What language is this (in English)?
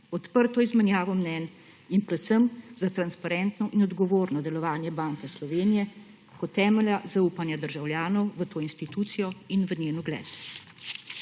Slovenian